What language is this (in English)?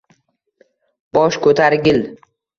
Uzbek